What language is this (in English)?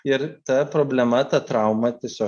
Lithuanian